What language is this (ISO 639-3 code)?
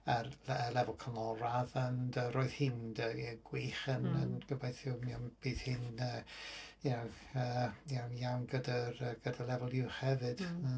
cym